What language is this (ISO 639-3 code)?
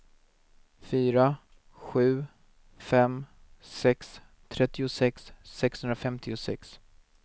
swe